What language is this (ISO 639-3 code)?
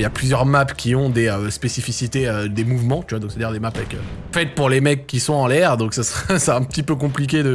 fra